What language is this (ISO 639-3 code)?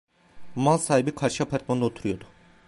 tur